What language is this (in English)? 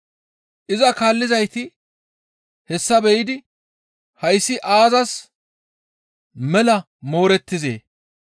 Gamo